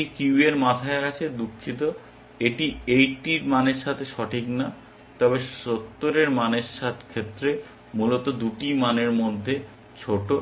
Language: Bangla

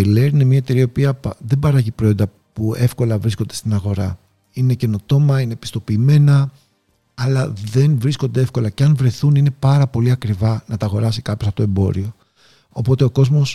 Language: Greek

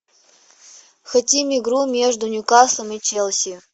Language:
Russian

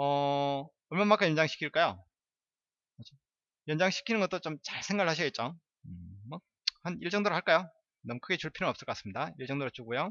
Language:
Korean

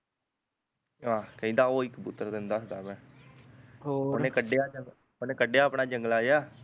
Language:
Punjabi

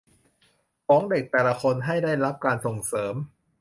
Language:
Thai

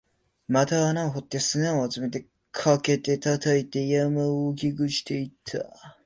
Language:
Japanese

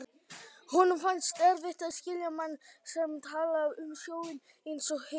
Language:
Icelandic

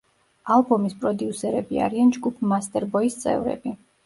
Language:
Georgian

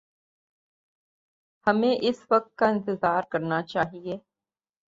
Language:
Urdu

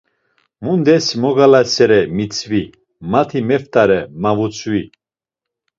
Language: Laz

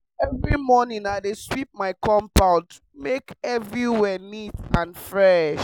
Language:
Nigerian Pidgin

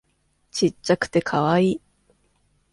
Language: Japanese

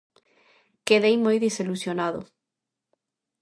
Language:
Galician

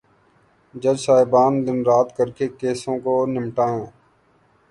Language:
Urdu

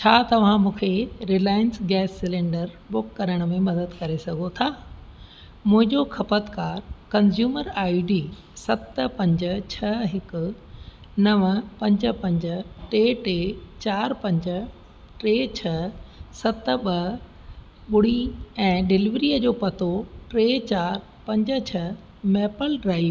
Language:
Sindhi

